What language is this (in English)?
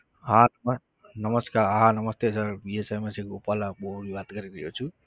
Gujarati